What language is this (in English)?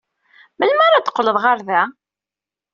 Kabyle